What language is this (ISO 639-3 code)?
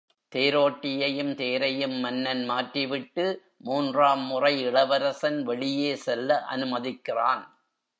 tam